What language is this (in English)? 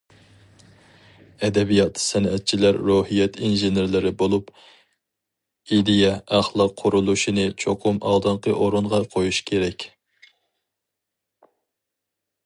Uyghur